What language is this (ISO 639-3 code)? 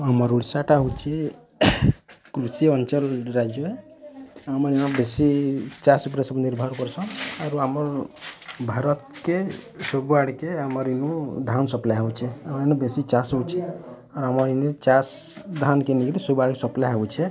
ori